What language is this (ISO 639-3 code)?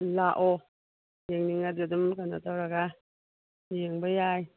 mni